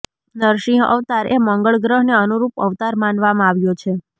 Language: Gujarati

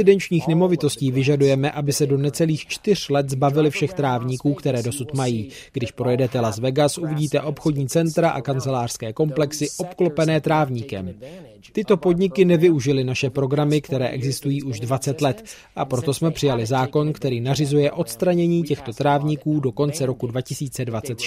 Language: Czech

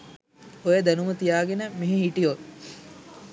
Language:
Sinhala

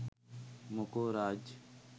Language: Sinhala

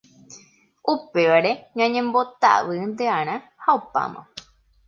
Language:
Guarani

